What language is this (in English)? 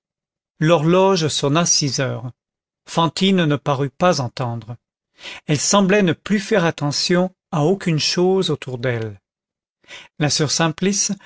French